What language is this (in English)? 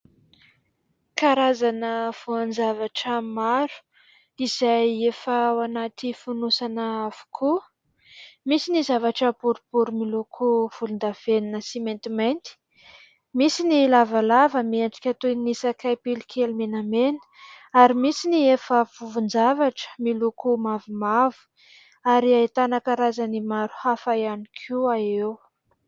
Malagasy